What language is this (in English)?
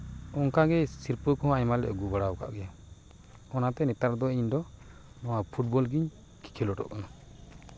Santali